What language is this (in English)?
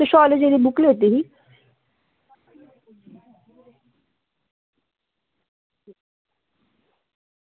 Dogri